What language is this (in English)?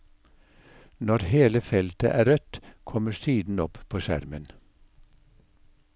Norwegian